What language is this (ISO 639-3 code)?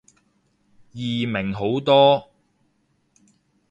yue